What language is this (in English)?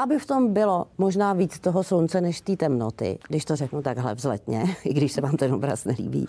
Czech